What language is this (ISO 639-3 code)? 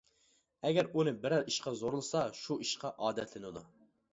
uig